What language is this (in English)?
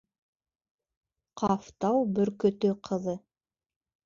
Bashkir